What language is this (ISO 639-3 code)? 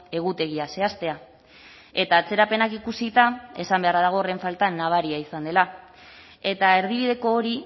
eus